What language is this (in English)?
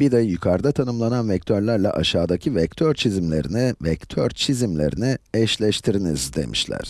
Turkish